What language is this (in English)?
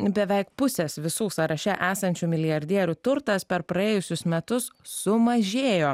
Lithuanian